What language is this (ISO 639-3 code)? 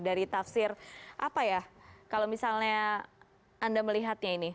ind